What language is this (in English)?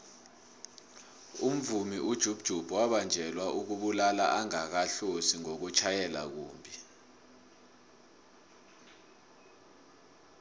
South Ndebele